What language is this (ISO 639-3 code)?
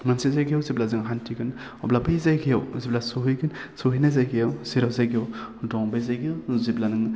brx